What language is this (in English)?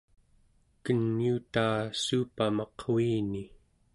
Central Yupik